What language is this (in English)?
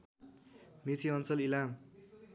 Nepali